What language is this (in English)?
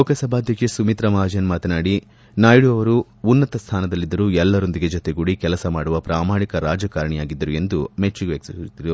Kannada